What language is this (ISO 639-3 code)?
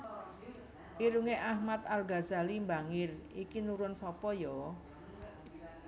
jav